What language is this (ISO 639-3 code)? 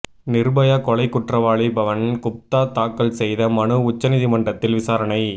tam